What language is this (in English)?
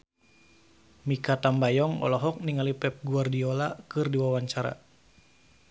Sundanese